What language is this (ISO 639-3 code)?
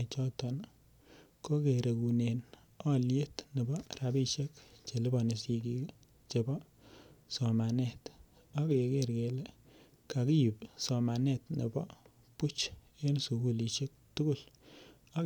kln